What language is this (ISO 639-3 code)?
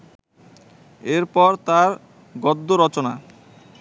ben